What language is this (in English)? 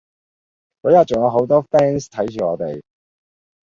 Cantonese